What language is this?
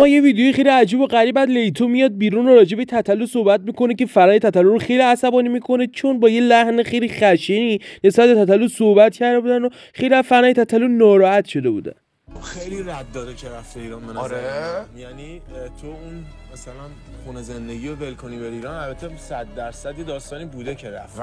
Persian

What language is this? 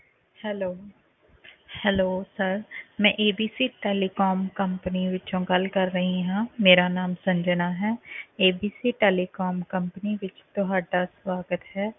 Punjabi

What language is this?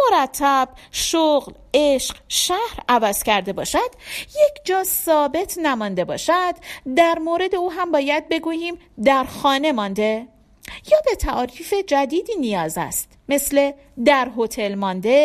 Persian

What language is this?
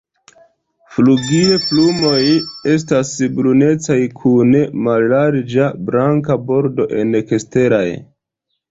Esperanto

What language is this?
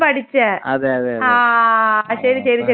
Malayalam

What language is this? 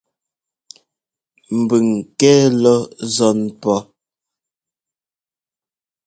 Ngomba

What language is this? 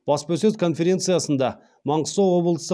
Kazakh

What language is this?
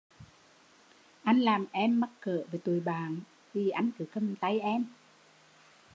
Vietnamese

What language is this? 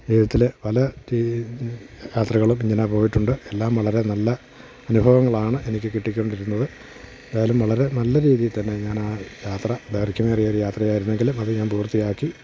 Malayalam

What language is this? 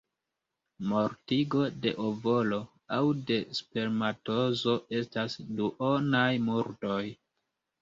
Esperanto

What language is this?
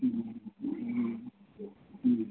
Santali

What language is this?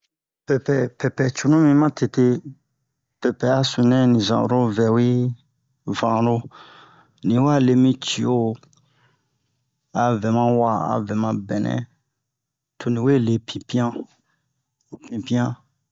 Bomu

